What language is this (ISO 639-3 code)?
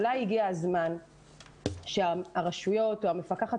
heb